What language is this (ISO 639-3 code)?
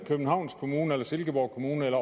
dan